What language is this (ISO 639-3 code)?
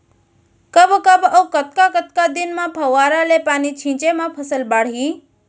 hne